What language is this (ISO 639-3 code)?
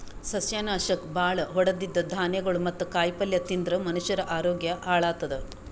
kan